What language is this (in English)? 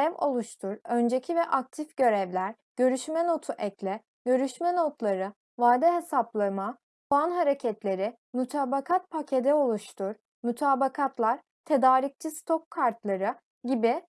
Turkish